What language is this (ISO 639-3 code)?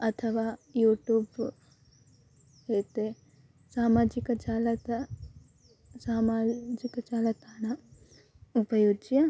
san